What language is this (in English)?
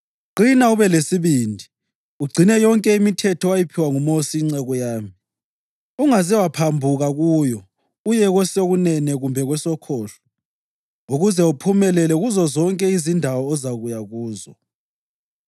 North Ndebele